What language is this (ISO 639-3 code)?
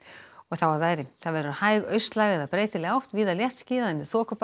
isl